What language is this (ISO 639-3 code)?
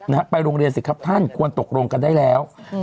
tha